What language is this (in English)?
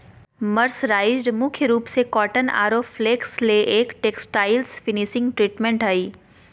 Magahi